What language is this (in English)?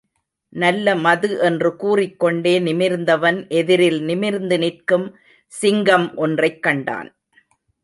Tamil